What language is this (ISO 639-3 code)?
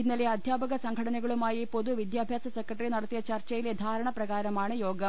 mal